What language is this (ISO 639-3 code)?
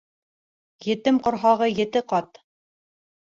bak